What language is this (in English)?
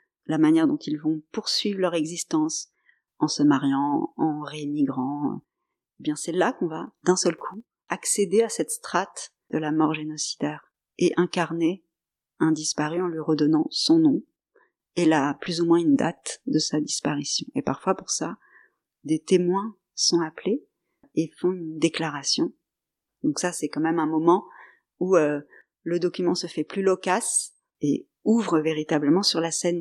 French